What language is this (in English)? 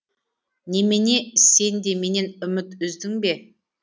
Kazakh